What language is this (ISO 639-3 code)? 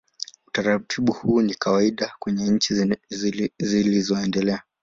swa